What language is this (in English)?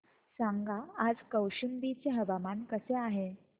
Marathi